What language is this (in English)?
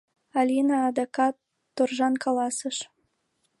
Mari